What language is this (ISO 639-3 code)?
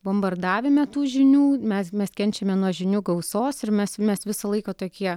lit